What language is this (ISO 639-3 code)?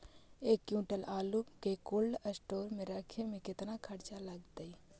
mag